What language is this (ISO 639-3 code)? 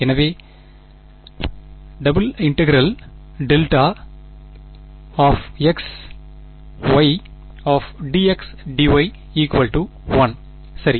tam